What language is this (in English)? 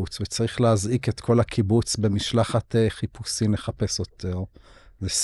Hebrew